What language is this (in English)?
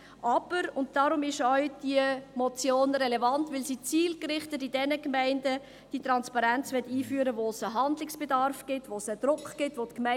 Swiss German